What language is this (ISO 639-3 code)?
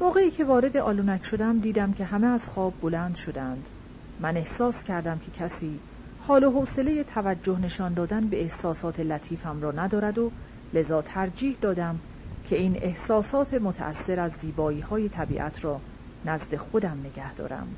fas